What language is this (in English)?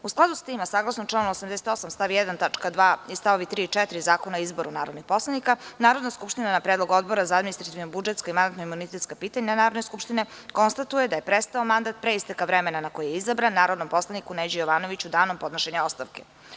Serbian